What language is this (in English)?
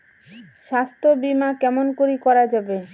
Bangla